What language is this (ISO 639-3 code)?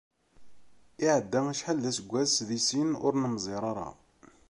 kab